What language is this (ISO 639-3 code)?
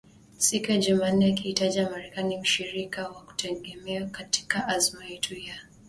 swa